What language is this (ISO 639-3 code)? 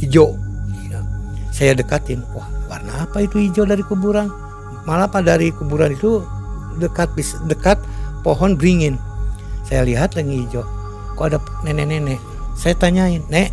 ind